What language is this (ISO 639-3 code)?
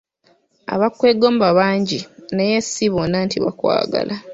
lug